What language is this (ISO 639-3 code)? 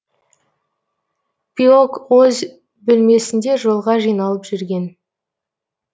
kaz